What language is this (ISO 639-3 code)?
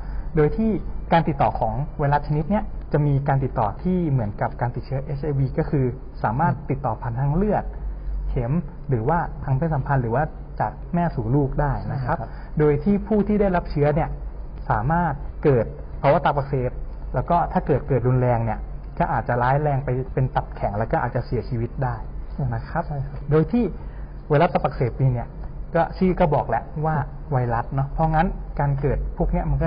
tha